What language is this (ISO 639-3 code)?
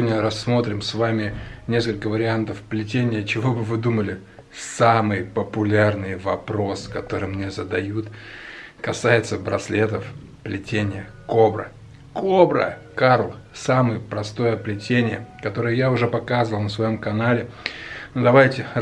rus